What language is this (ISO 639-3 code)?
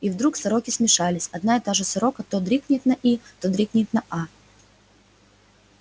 rus